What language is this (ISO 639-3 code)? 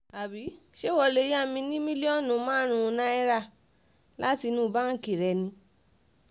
yor